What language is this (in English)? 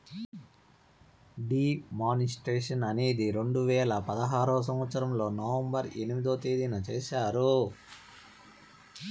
Telugu